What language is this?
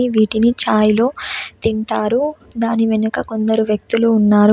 Telugu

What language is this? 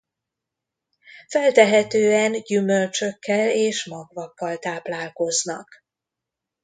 Hungarian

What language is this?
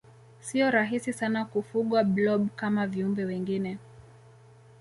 Swahili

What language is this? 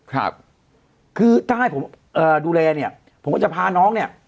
Thai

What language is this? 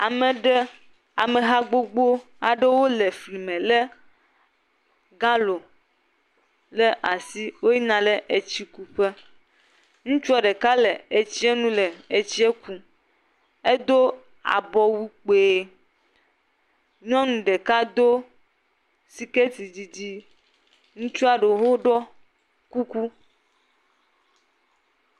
Ewe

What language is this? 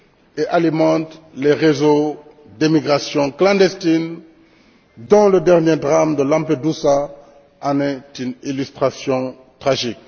French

